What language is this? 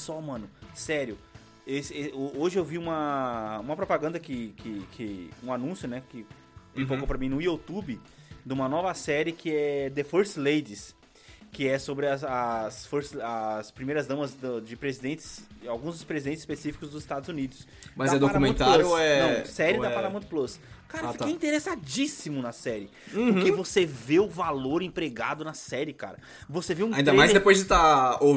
Portuguese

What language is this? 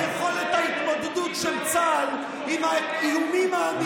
Hebrew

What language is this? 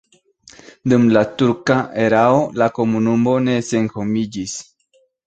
Esperanto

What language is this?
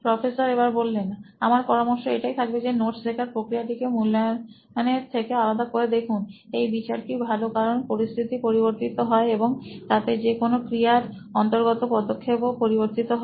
Bangla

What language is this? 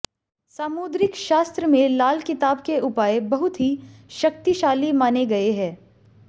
Hindi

